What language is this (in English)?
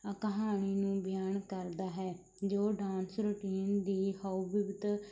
Punjabi